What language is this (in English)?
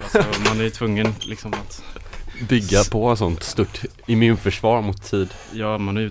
Swedish